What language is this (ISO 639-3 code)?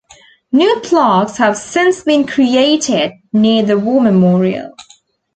eng